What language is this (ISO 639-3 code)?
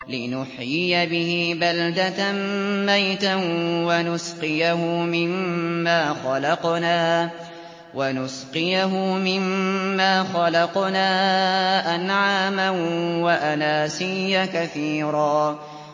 ara